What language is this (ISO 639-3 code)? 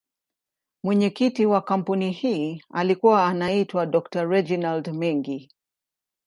swa